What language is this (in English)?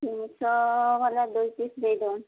Odia